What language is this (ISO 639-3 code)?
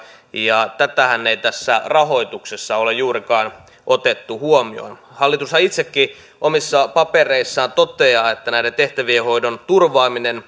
fin